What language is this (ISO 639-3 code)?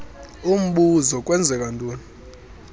xho